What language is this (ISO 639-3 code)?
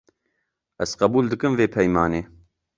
kur